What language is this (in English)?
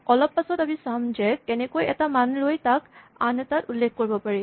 Assamese